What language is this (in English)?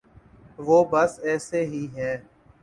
Urdu